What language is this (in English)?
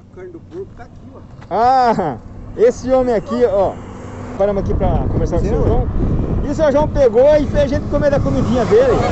Portuguese